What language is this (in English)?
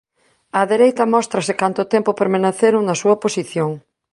Galician